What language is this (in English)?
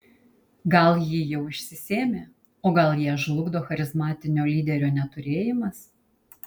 Lithuanian